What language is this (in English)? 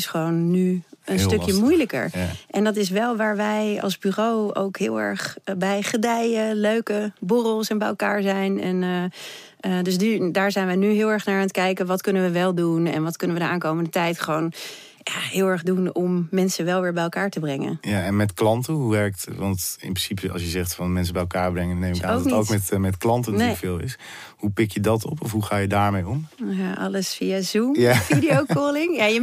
Dutch